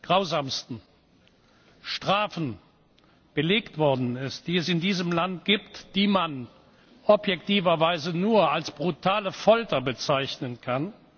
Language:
German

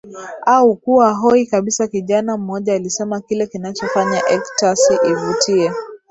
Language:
Swahili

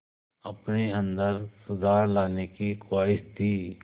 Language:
Hindi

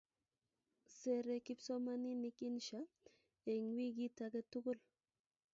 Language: Kalenjin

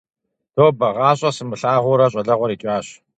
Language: Kabardian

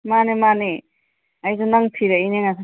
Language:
Manipuri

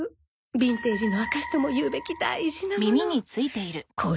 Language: Japanese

